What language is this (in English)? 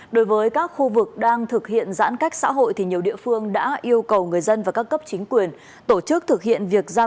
Vietnamese